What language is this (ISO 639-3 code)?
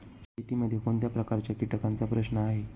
mar